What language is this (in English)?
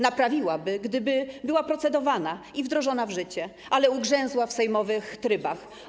Polish